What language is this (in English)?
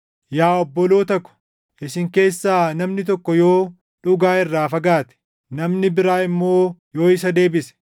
Oromo